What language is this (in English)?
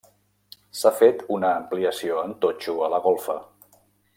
Catalan